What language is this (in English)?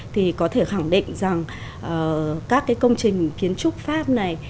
Vietnamese